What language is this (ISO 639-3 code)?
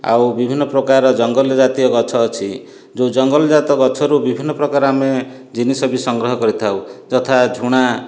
ori